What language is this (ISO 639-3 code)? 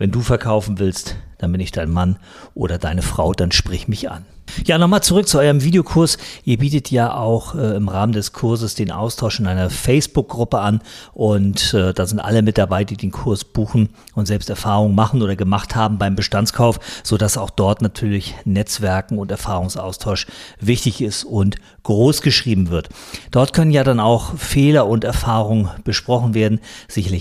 deu